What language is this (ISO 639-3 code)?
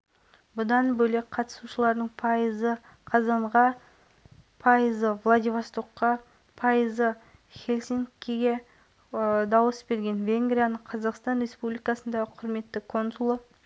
kaz